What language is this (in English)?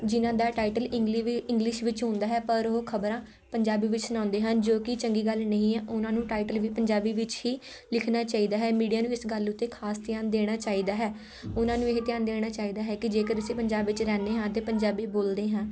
Punjabi